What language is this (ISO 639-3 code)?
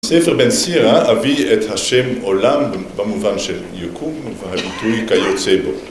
heb